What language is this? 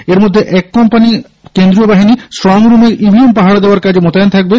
Bangla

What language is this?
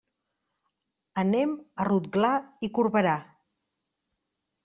Catalan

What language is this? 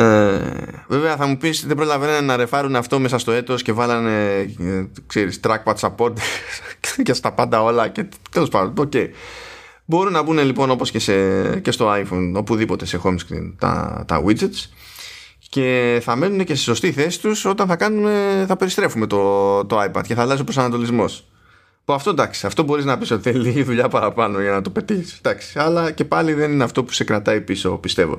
Greek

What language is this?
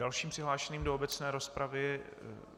Czech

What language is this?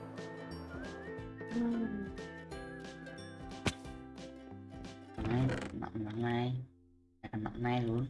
Vietnamese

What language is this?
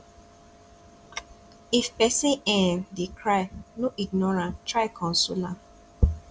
Nigerian Pidgin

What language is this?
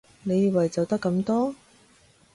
Cantonese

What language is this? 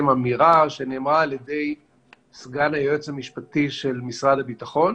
Hebrew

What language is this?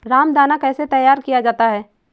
Hindi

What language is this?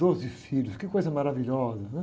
Portuguese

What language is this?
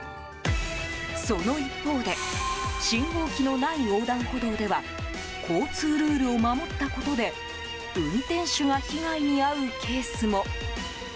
Japanese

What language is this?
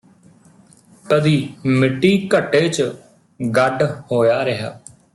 Punjabi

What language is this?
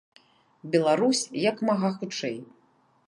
Belarusian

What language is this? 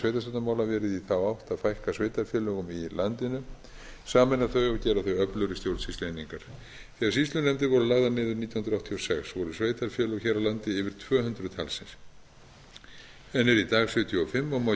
Icelandic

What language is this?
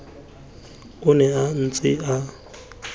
Tswana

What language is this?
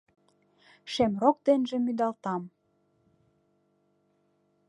Mari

